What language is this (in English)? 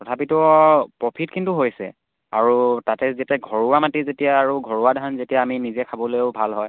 Assamese